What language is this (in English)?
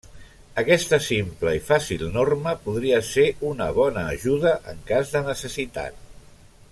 Catalan